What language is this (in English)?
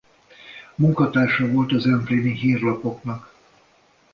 Hungarian